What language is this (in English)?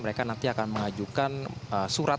Indonesian